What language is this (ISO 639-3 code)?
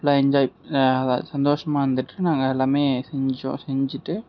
tam